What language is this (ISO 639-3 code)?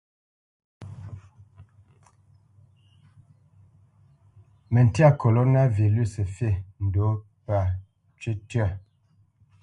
bce